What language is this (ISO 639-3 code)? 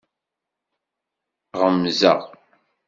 kab